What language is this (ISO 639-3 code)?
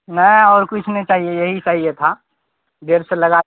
urd